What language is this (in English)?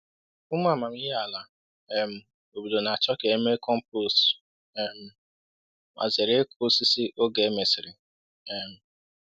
Igbo